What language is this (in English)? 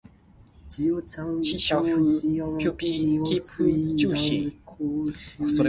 Min Nan Chinese